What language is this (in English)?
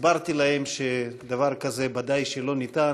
Hebrew